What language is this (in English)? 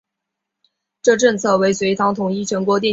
Chinese